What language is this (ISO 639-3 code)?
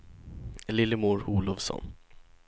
swe